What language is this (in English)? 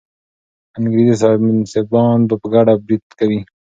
Pashto